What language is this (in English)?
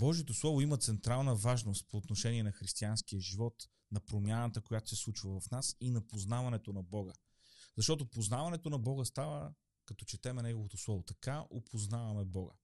Bulgarian